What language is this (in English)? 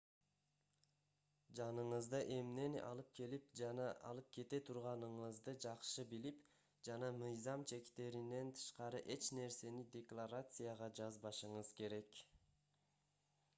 Kyrgyz